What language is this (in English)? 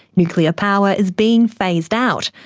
English